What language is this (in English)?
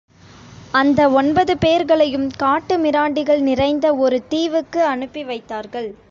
Tamil